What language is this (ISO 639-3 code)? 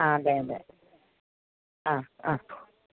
mal